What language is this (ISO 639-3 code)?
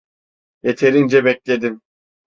tur